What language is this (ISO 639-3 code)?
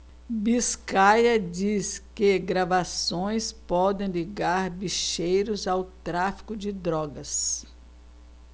por